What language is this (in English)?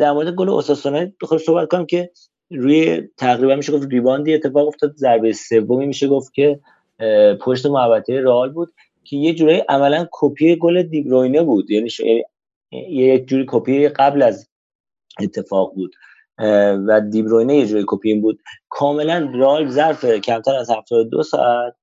Persian